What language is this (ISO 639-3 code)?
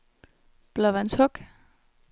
dan